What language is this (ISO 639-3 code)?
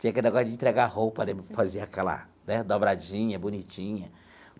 por